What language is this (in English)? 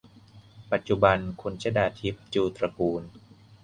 Thai